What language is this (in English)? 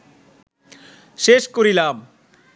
Bangla